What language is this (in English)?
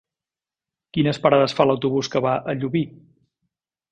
Catalan